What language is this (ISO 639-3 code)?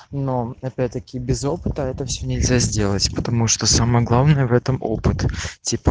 rus